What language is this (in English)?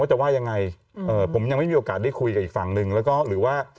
Thai